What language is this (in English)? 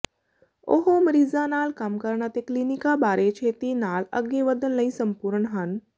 Punjabi